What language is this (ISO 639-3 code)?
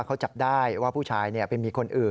tha